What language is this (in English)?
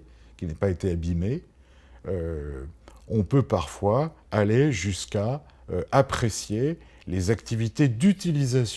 French